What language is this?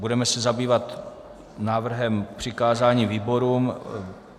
Czech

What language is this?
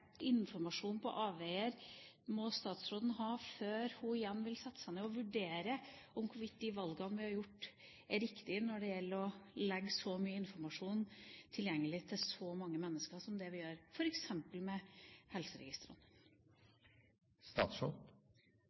Norwegian Bokmål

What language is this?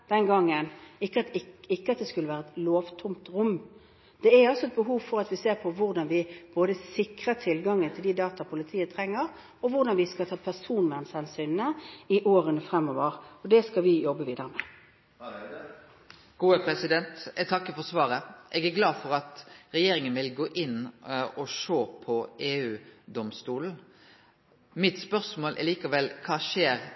Norwegian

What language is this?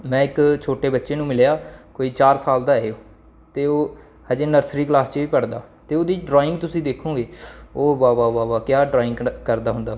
Dogri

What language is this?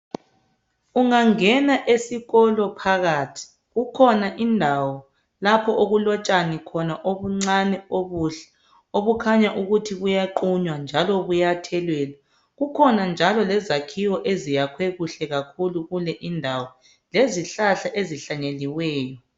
North Ndebele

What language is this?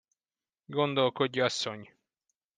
Hungarian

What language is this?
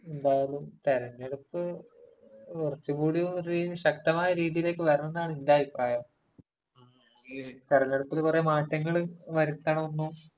Malayalam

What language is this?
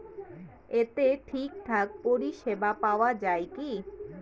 Bangla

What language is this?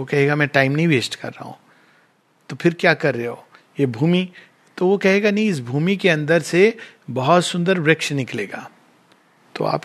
Hindi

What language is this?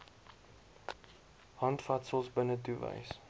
Afrikaans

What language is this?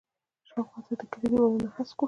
Pashto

